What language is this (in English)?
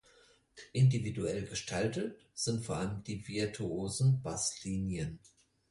German